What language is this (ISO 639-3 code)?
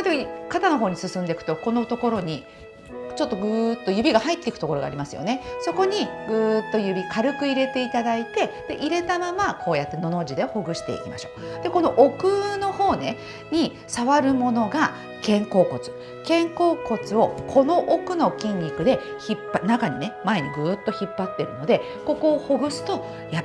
jpn